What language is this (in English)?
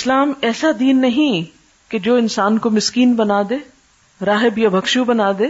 Urdu